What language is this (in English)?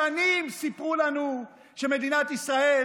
Hebrew